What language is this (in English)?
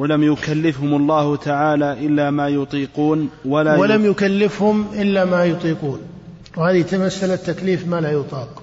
Arabic